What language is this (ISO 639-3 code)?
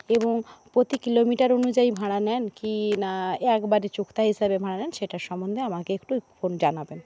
ben